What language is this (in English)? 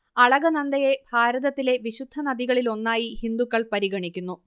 Malayalam